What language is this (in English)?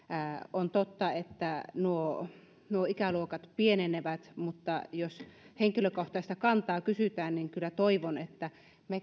Finnish